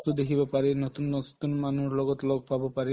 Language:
Assamese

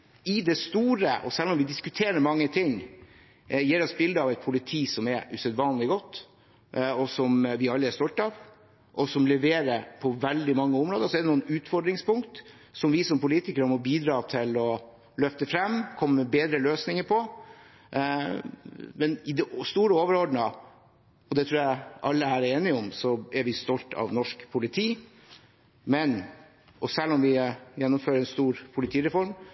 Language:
Norwegian Bokmål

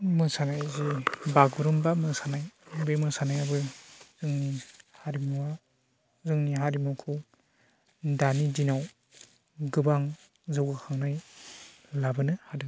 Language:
Bodo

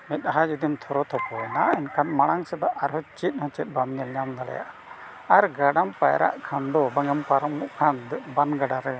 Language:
Santali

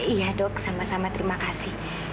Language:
Indonesian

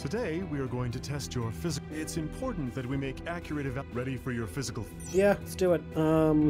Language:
English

